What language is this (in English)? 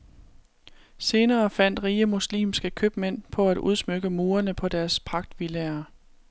Danish